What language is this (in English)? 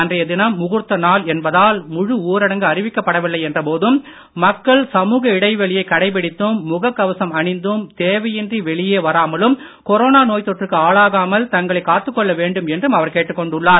Tamil